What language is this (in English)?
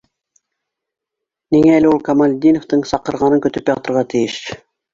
Bashkir